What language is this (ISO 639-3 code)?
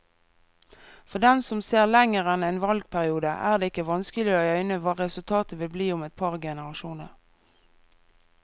nor